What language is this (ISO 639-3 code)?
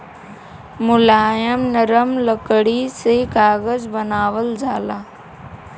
bho